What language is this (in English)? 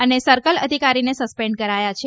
Gujarati